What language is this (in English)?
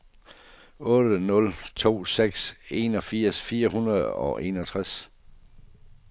Danish